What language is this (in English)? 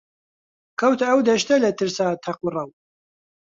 Central Kurdish